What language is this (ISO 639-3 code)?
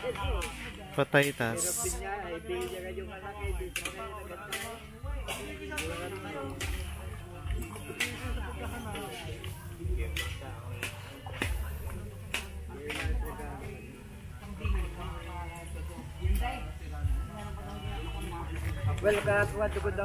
fil